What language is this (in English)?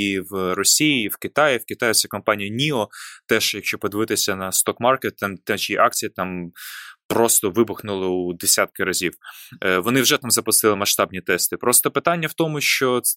Ukrainian